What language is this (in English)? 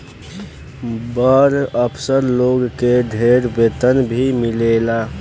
Bhojpuri